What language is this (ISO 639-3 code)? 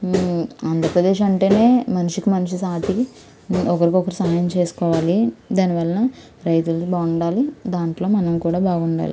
tel